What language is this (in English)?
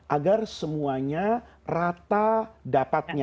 Indonesian